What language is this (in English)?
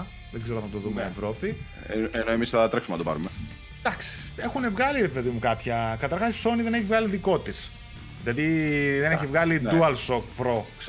Greek